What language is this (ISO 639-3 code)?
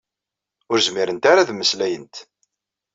kab